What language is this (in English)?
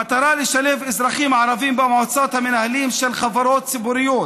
Hebrew